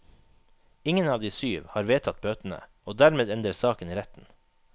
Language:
Norwegian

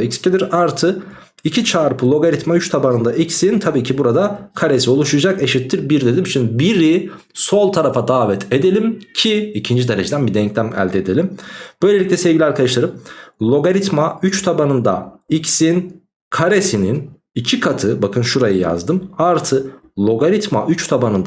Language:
Turkish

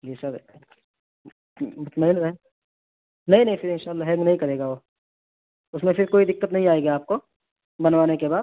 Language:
Urdu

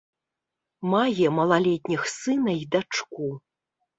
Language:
Belarusian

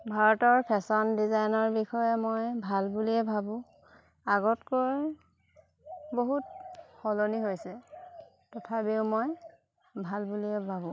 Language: Assamese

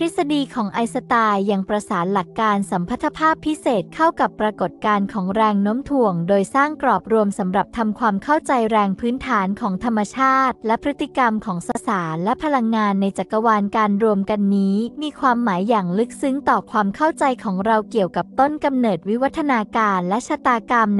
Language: Thai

